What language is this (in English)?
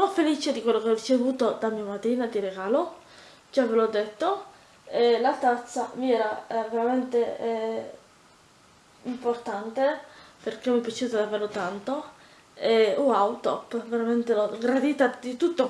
Italian